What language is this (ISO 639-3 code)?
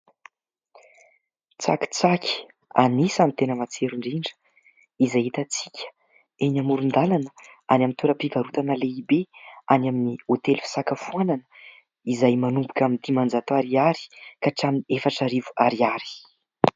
mlg